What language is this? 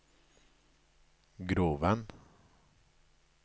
Norwegian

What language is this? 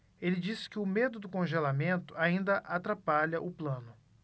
Portuguese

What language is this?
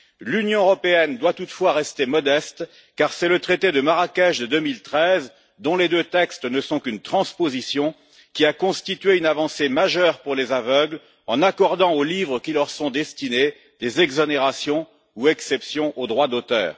French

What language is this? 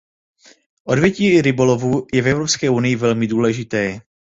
Czech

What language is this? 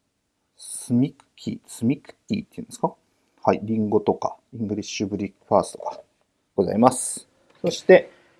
Japanese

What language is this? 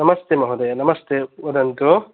Sanskrit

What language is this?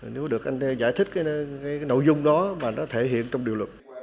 Vietnamese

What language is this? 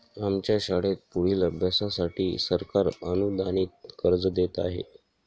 Marathi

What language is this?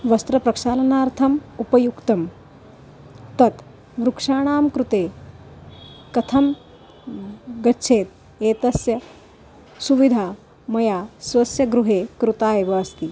Sanskrit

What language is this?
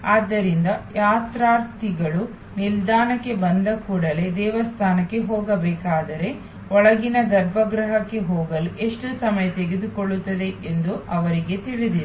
Kannada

